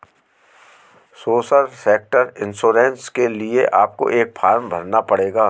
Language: Hindi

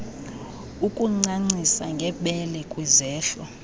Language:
Xhosa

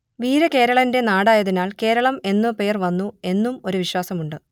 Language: Malayalam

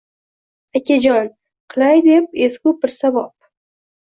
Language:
Uzbek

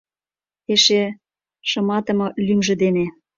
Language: Mari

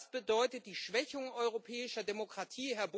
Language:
German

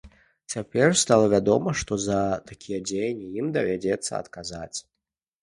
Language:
Belarusian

